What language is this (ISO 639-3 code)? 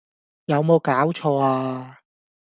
yue